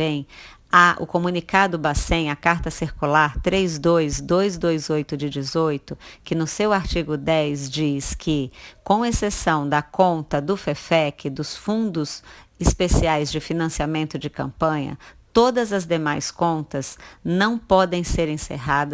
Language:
Portuguese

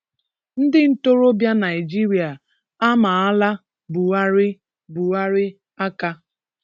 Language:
Igbo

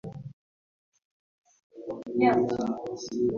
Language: Ganda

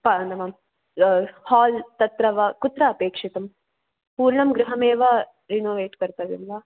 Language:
Sanskrit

